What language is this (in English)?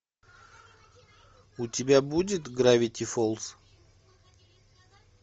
Russian